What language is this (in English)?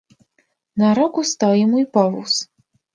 Polish